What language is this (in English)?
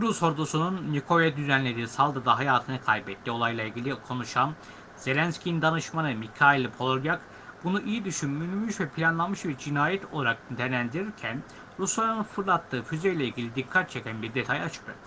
Turkish